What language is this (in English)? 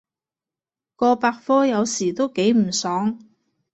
Cantonese